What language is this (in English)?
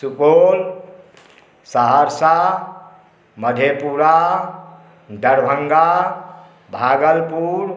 Maithili